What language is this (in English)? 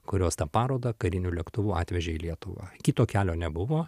Lithuanian